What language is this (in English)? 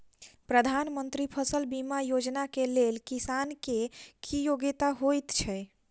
Maithili